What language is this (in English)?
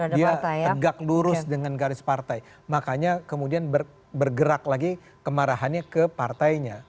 Indonesian